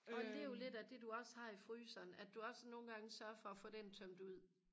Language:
Danish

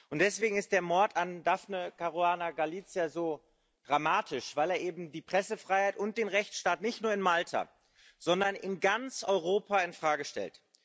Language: German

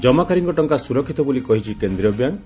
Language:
Odia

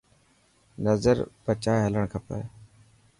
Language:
Dhatki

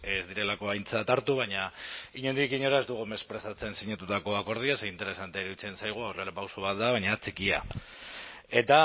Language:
Basque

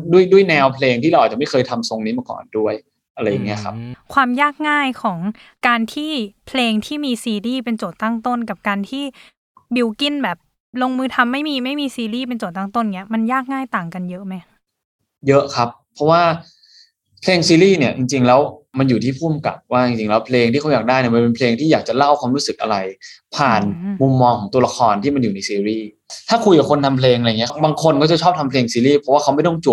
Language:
Thai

